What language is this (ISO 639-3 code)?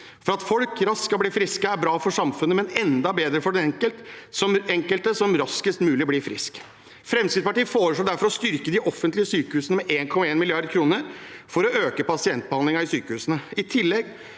nor